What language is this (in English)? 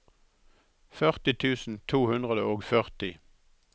Norwegian